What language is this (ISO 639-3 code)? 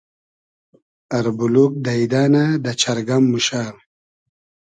haz